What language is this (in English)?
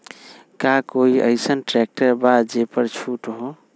Magahi